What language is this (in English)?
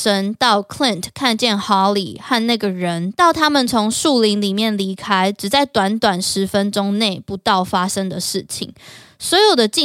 Chinese